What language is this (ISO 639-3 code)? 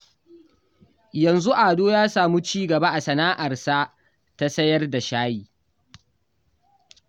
hau